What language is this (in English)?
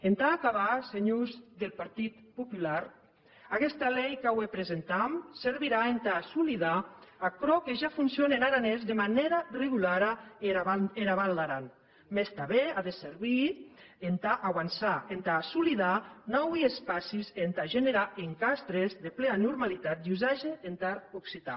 Catalan